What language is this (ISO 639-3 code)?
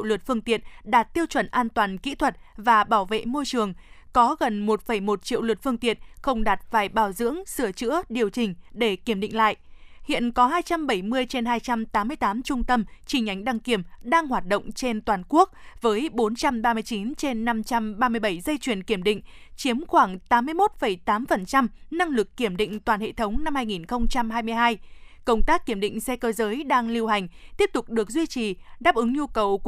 vie